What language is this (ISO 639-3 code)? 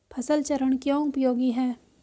hin